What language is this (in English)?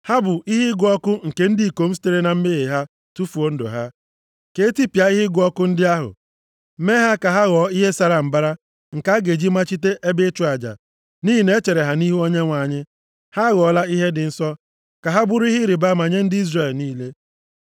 Igbo